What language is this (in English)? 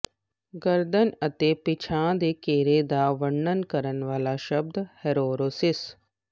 Punjabi